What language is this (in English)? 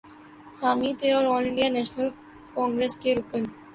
Urdu